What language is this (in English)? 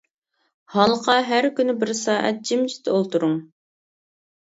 Uyghur